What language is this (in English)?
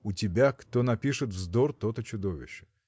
Russian